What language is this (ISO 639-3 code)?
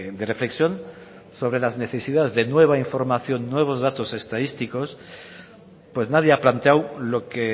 spa